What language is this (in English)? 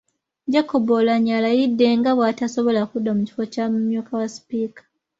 Ganda